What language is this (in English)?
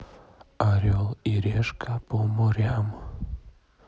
Russian